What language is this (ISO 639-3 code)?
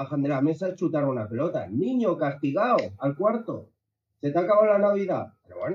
spa